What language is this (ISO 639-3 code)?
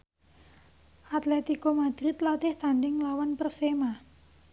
jav